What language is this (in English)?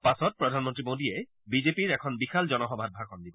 Assamese